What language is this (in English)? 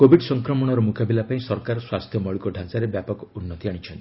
Odia